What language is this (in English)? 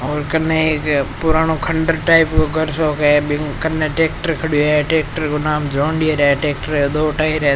Rajasthani